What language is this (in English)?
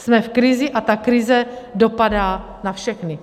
Czech